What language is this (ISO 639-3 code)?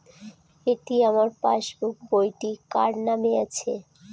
ben